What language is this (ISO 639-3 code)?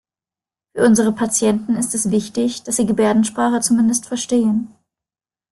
deu